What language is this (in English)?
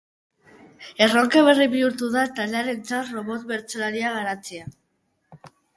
Basque